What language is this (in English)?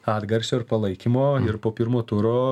Lithuanian